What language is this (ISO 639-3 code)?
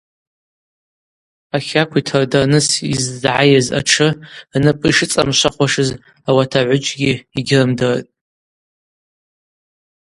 abq